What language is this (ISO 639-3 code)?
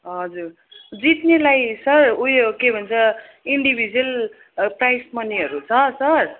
nep